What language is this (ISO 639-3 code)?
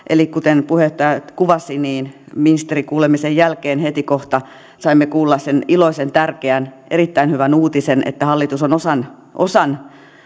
fin